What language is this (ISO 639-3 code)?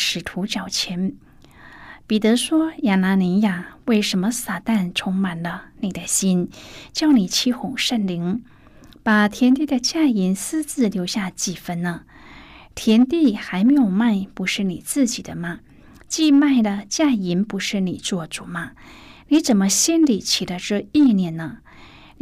zho